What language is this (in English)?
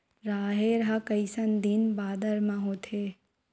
Chhattisgarhi